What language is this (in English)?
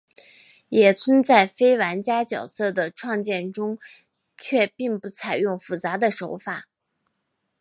Chinese